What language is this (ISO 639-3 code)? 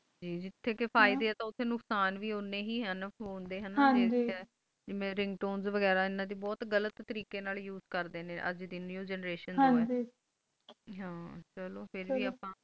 pan